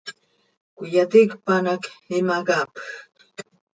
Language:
Seri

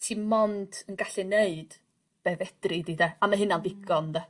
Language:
Welsh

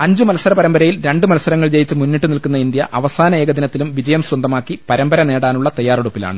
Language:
Malayalam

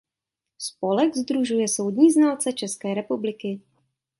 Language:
Czech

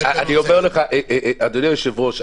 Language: Hebrew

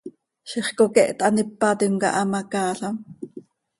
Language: Seri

